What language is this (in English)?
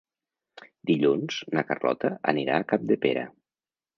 Catalan